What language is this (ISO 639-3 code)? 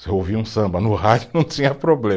por